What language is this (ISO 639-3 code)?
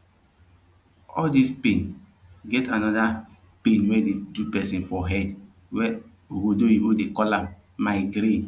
pcm